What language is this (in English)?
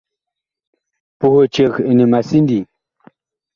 Bakoko